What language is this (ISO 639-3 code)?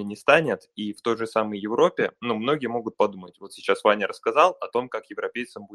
rus